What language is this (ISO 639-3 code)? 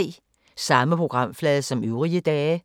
dan